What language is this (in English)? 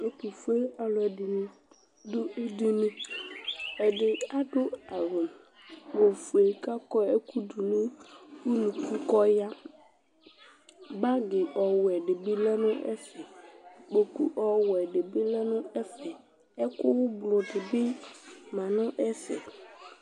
Ikposo